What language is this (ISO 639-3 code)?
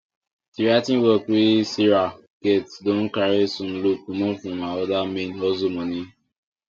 pcm